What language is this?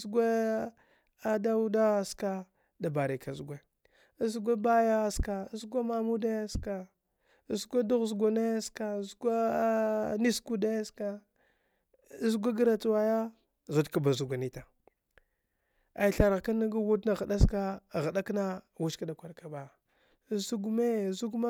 Dghwede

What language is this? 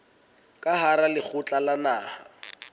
Southern Sotho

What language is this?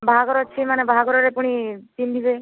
Odia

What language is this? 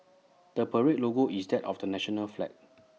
English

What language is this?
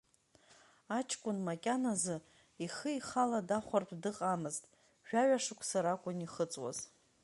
Abkhazian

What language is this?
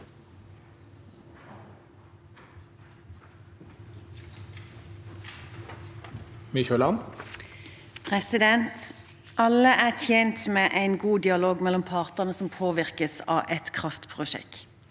Norwegian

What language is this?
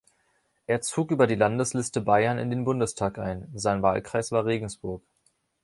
German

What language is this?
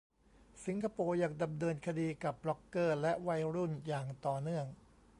Thai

